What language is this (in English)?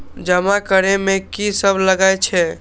Maithili